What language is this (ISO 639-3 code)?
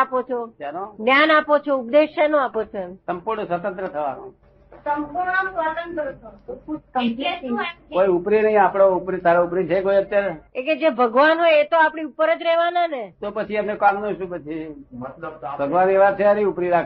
guj